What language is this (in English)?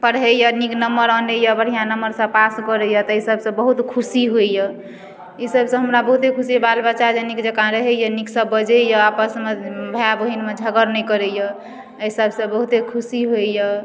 Maithili